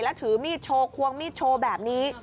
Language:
Thai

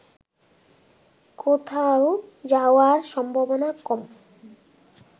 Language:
Bangla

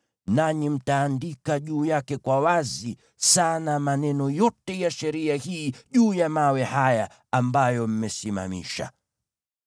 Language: Swahili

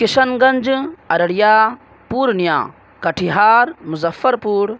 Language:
Urdu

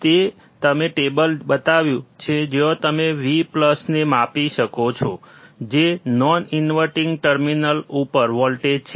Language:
Gujarati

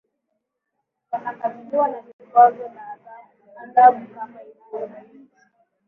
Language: Swahili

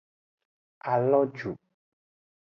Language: Aja (Benin)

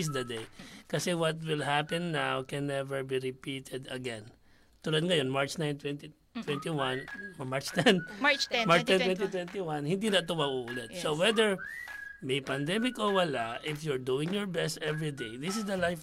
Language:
Filipino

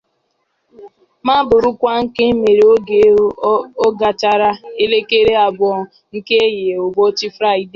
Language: Igbo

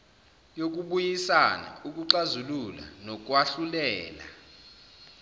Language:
Zulu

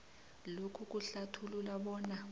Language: South Ndebele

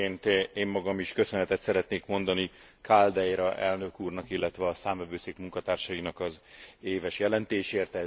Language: Hungarian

